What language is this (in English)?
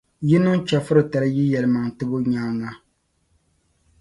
Dagbani